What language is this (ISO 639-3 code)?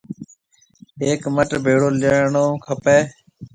mve